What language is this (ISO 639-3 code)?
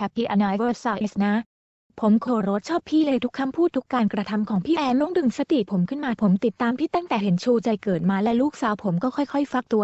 tha